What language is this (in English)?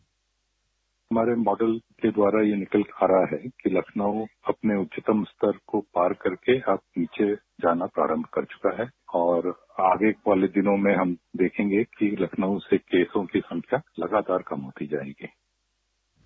Hindi